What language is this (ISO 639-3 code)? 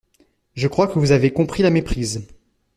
fra